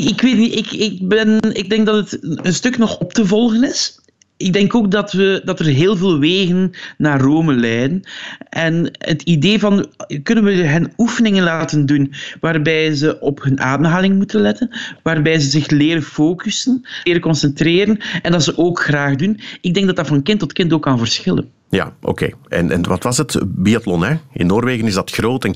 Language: Dutch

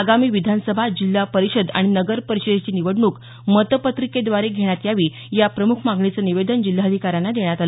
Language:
Marathi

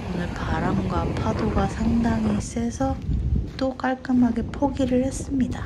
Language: Korean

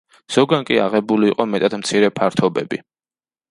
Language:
Georgian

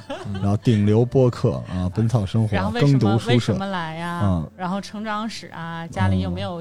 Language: Chinese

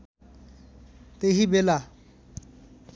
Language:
Nepali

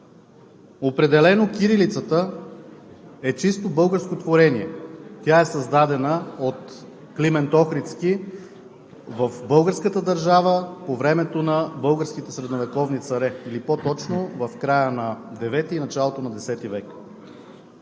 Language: Bulgarian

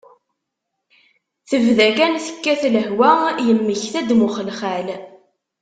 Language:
Kabyle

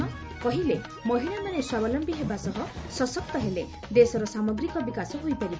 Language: Odia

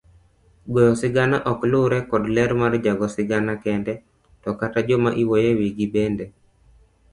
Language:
Luo (Kenya and Tanzania)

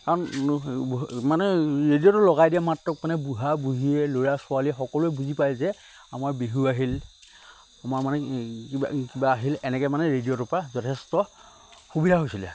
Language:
Assamese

